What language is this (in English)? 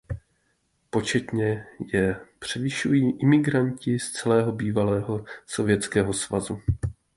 Czech